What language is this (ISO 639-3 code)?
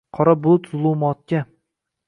uzb